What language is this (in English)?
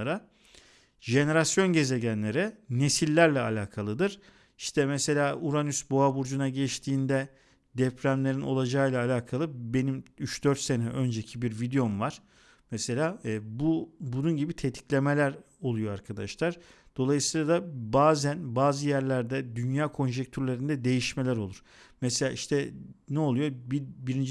Turkish